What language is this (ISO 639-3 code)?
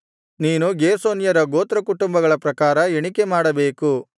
kan